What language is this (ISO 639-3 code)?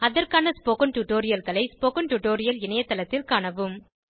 tam